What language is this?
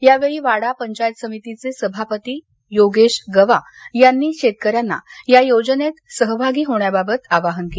Marathi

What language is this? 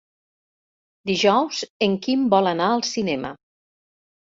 Catalan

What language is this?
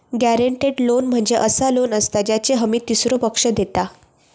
Marathi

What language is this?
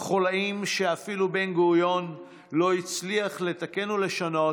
Hebrew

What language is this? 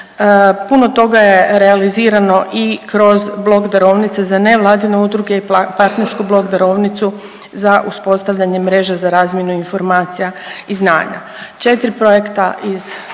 Croatian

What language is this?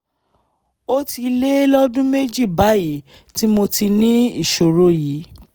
Yoruba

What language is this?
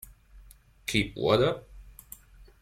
English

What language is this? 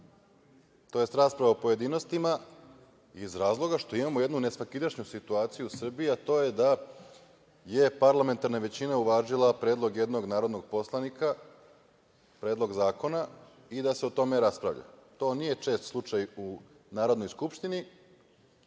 Serbian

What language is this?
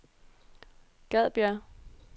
Danish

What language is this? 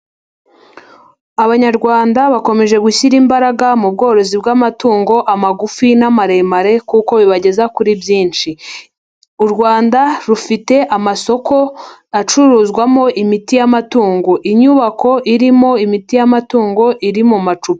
Kinyarwanda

